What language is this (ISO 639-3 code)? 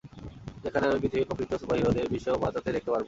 ben